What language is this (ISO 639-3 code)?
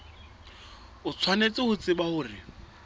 sot